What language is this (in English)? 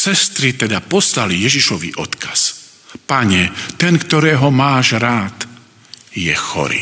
Slovak